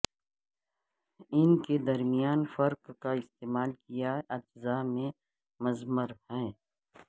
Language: Urdu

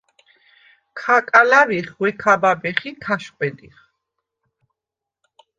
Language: Svan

